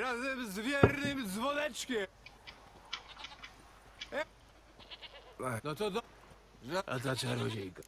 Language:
Polish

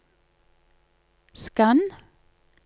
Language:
Norwegian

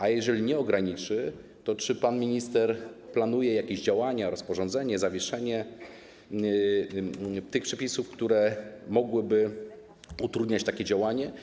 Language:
Polish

